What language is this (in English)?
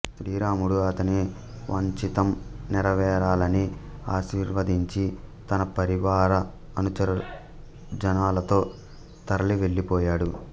Telugu